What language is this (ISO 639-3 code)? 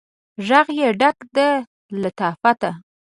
pus